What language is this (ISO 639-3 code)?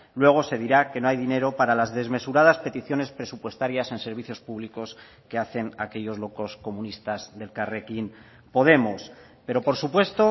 spa